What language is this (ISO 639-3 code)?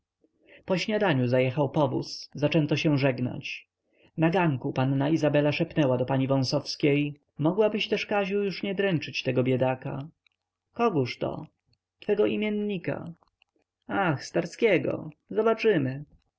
pol